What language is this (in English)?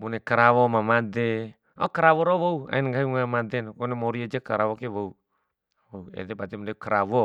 Bima